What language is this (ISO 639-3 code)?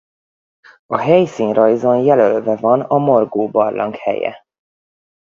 hun